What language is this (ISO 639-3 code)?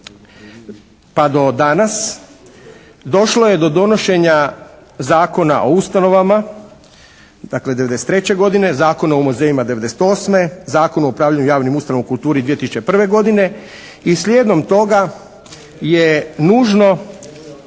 hrv